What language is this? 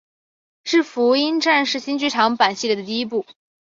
Chinese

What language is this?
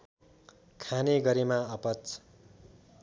Nepali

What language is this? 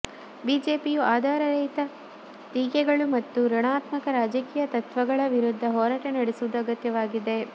Kannada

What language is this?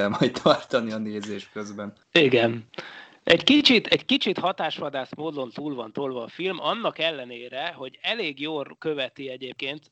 Hungarian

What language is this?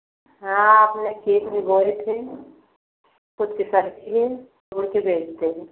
Hindi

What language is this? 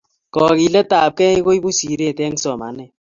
Kalenjin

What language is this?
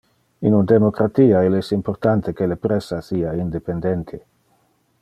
Interlingua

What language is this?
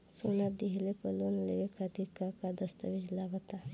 Bhojpuri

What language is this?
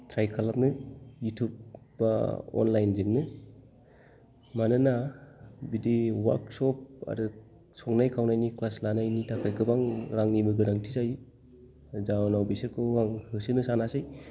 Bodo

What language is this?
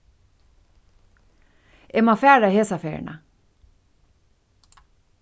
Faroese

